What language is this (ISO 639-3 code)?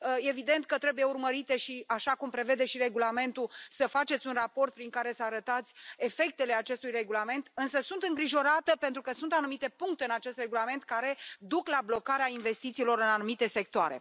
ron